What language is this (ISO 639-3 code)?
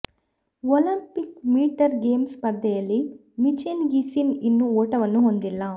kan